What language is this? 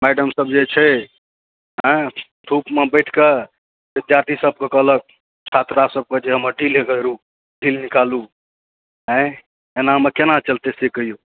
Maithili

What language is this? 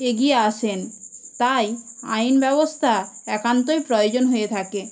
Bangla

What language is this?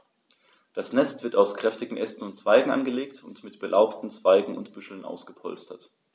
German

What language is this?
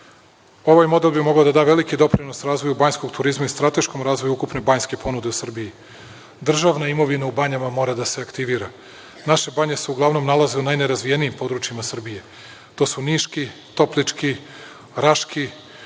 Serbian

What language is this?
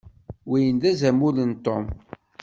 Kabyle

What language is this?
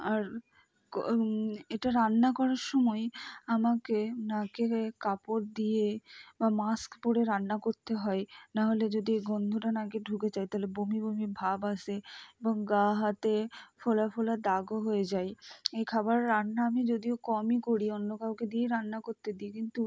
Bangla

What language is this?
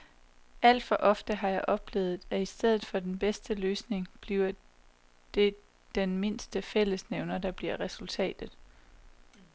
Danish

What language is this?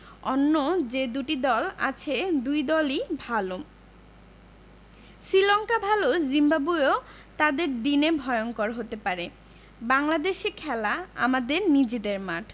Bangla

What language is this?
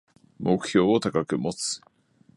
Japanese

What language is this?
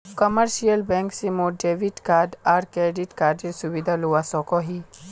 Magahi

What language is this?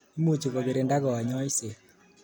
Kalenjin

